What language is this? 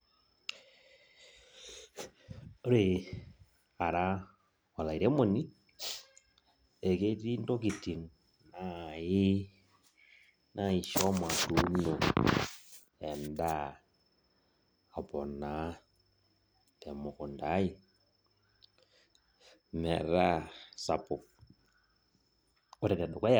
Masai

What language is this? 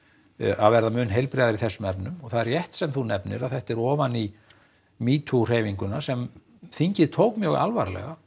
Icelandic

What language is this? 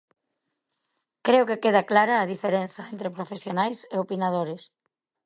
Galician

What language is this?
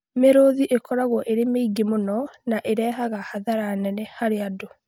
Kikuyu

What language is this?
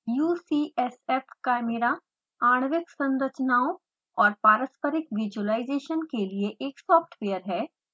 Hindi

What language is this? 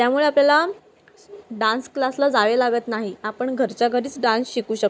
Marathi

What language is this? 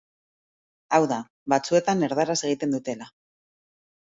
Basque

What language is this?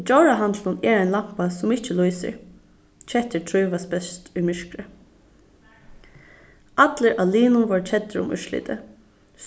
Faroese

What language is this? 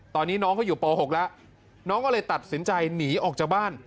Thai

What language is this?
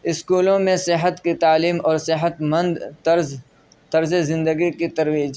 Urdu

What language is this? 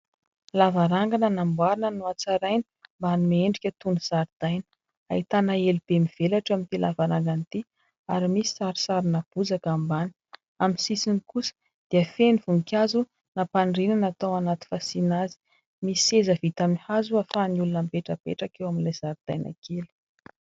Malagasy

